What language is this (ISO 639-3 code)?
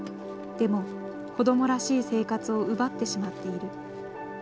jpn